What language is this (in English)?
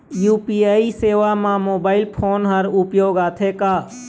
Chhattisgarhi